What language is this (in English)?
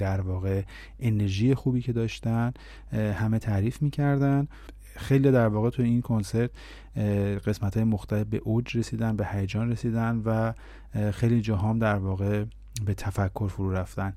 Persian